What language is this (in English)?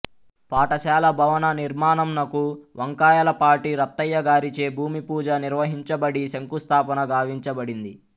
Telugu